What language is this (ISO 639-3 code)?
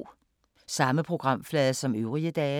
dan